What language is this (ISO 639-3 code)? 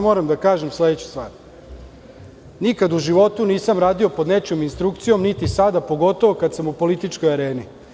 srp